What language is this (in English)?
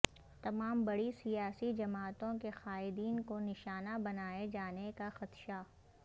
Urdu